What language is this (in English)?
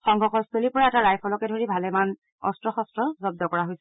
Assamese